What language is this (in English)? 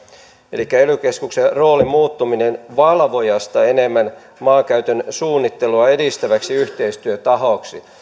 Finnish